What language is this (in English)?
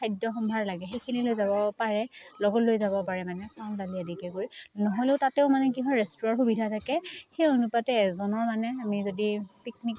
Assamese